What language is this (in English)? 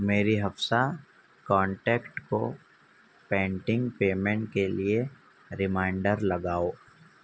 Urdu